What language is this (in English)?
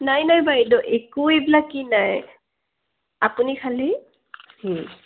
Assamese